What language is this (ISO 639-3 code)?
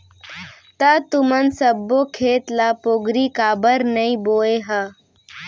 hne